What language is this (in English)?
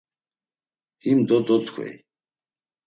Laz